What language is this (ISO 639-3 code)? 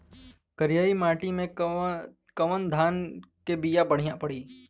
bho